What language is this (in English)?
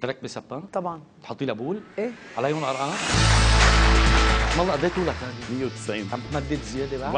Arabic